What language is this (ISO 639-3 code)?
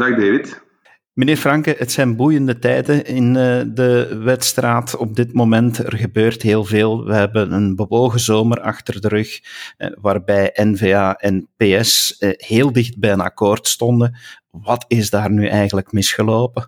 nld